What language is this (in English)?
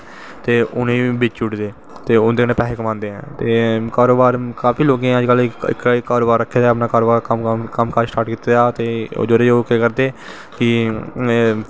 Dogri